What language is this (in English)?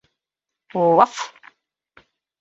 Bashkir